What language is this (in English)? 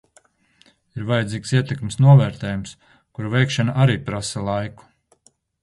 Latvian